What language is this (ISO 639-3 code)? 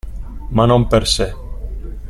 ita